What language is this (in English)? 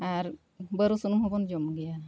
Santali